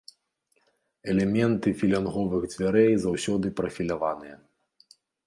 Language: Belarusian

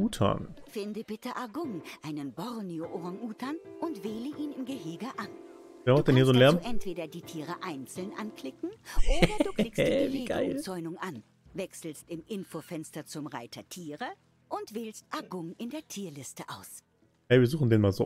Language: German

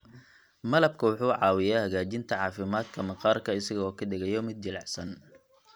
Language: Somali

